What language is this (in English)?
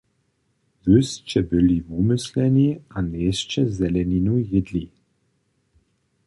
Upper Sorbian